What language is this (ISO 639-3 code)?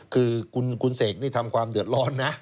tha